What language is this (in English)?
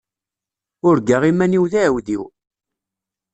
Kabyle